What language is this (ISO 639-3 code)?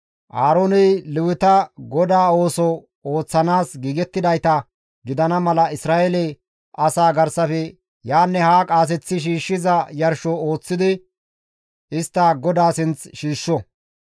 gmv